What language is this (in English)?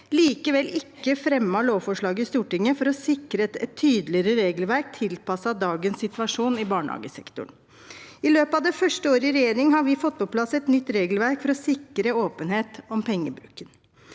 Norwegian